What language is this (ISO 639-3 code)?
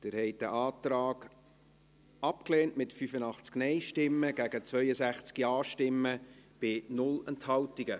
gsw